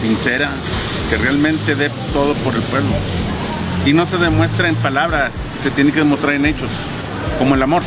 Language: Spanish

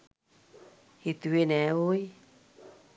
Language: Sinhala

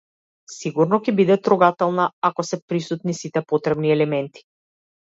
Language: Macedonian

